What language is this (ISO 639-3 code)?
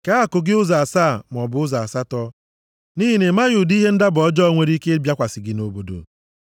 ibo